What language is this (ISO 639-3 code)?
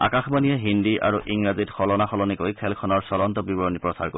asm